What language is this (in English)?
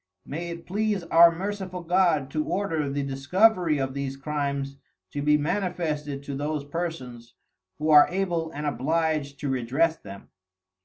English